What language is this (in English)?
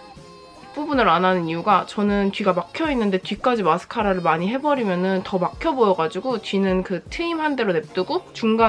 Korean